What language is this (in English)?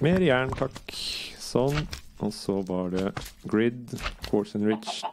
Norwegian